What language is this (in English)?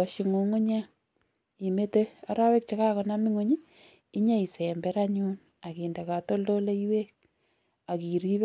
Kalenjin